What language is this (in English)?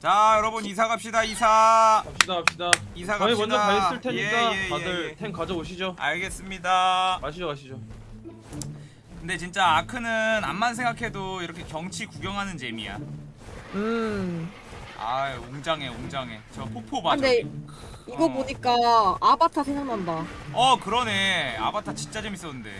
Korean